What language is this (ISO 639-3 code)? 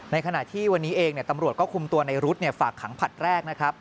tha